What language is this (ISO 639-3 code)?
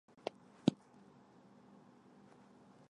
zho